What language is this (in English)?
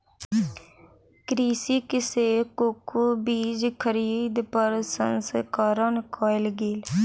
Maithili